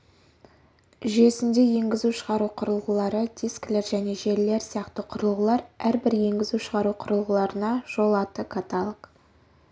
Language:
Kazakh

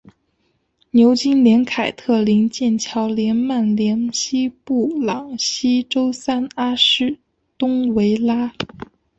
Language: Chinese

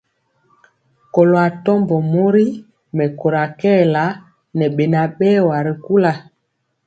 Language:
Mpiemo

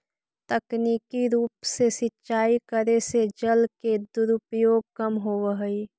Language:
Magahi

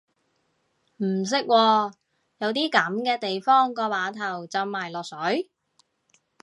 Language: Cantonese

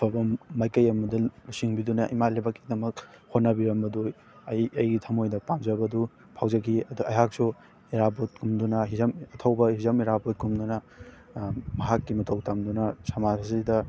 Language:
Manipuri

